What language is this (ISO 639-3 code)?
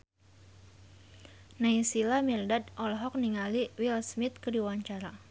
sun